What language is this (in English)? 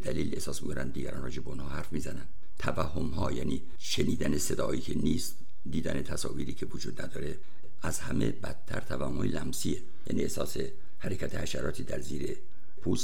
Persian